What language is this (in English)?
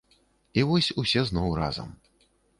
Belarusian